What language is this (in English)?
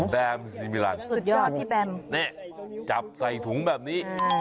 Thai